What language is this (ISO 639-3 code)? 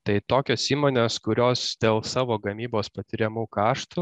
lit